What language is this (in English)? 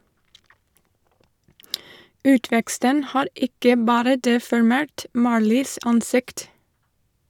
Norwegian